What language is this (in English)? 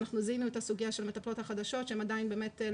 Hebrew